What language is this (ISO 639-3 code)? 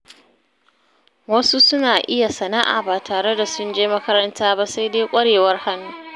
hau